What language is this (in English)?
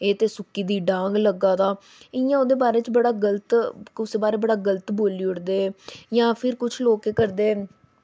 Dogri